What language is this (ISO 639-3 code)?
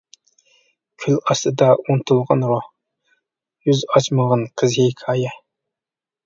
uig